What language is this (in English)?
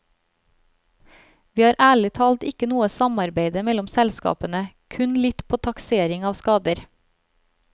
Norwegian